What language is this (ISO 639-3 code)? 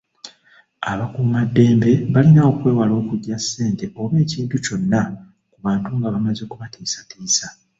lug